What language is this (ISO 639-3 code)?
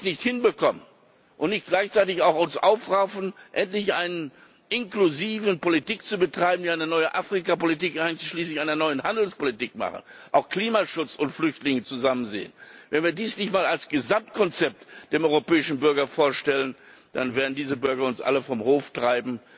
deu